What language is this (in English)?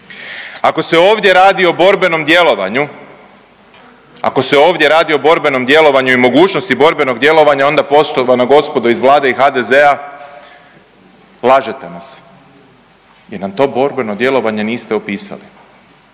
Croatian